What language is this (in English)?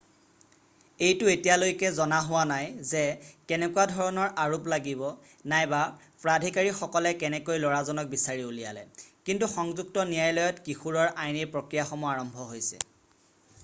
Assamese